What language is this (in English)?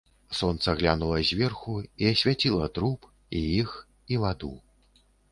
Belarusian